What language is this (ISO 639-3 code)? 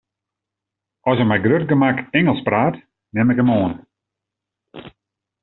fry